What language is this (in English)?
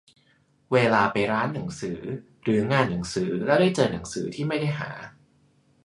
Thai